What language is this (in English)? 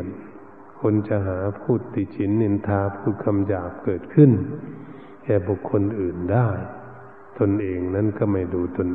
Thai